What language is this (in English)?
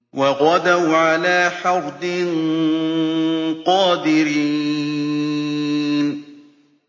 Arabic